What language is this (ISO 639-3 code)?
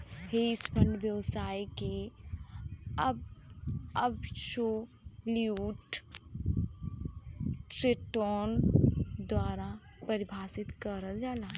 bho